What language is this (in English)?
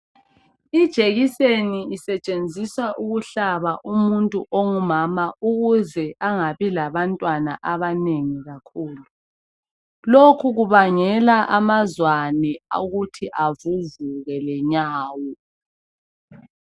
North Ndebele